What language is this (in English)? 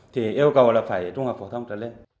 Vietnamese